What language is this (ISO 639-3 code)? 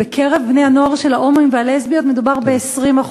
heb